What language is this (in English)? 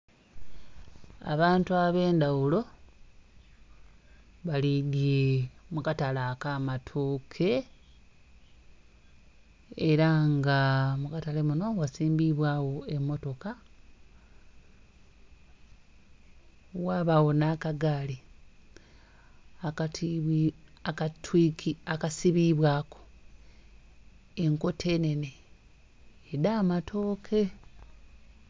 Soga